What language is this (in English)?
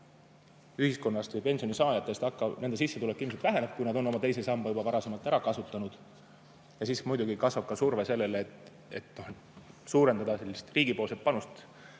Estonian